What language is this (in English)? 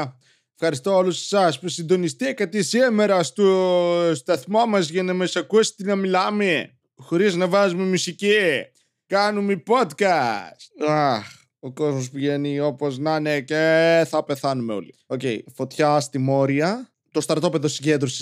Greek